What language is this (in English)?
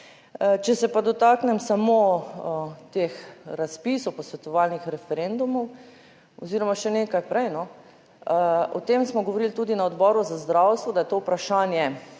Slovenian